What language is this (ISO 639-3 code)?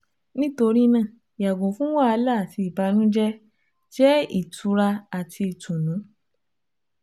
yor